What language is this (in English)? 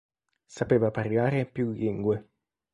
Italian